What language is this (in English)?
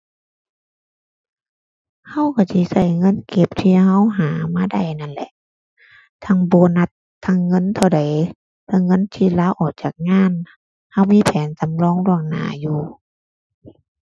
Thai